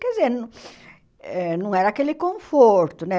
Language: Portuguese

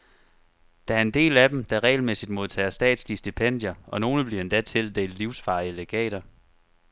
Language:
Danish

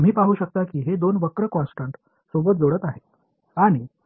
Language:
Tamil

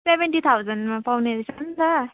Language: Nepali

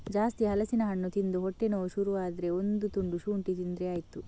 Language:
Kannada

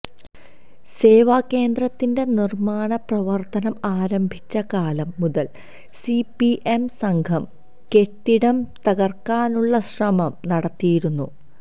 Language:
Malayalam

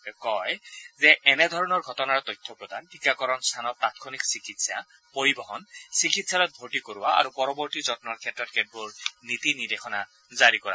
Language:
Assamese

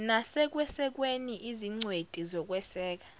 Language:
Zulu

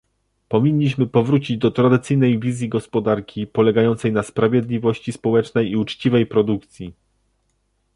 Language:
Polish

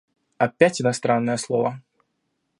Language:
Russian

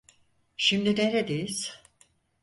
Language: Turkish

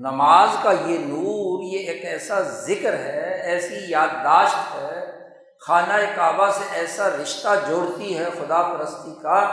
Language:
Urdu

